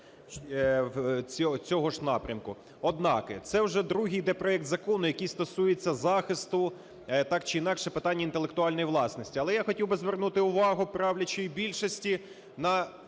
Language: Ukrainian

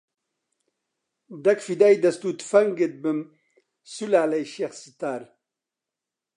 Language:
Central Kurdish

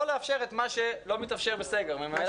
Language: Hebrew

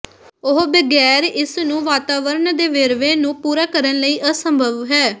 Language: Punjabi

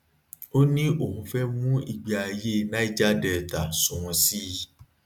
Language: Yoruba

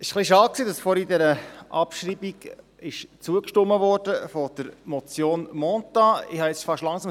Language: Swiss German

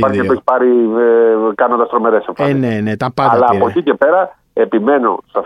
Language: Greek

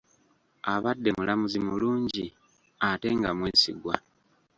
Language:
Ganda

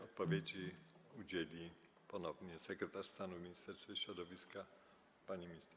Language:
Polish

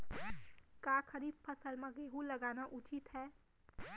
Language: Chhattisgarhi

